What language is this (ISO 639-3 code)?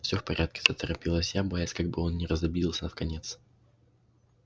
rus